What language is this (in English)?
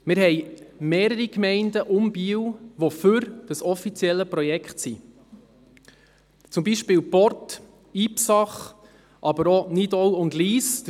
Swiss German